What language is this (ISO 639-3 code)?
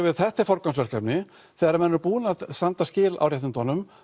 isl